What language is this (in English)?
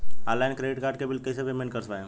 Bhojpuri